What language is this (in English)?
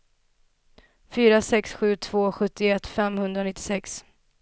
Swedish